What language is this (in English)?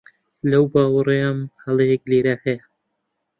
Central Kurdish